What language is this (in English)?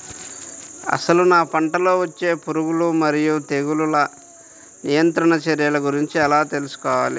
Telugu